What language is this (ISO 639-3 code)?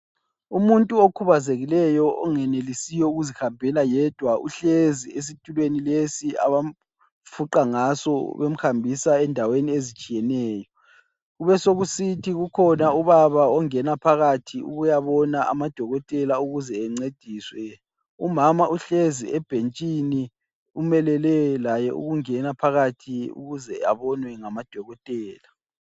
nde